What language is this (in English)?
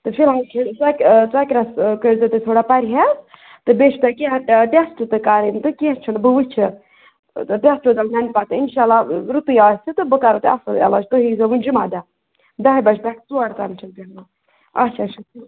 Kashmiri